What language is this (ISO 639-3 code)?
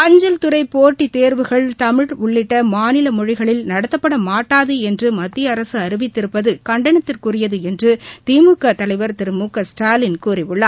tam